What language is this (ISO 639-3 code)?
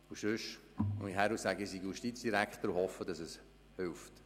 gsw